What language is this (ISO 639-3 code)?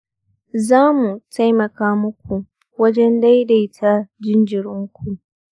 hau